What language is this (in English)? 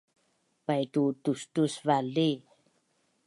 Bunun